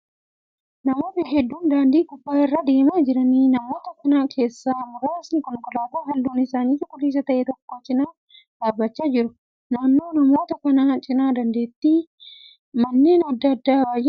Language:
Oromo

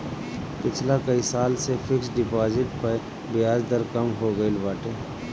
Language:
Bhojpuri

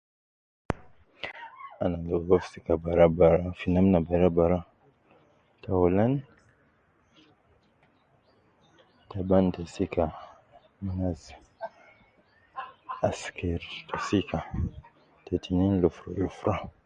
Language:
Nubi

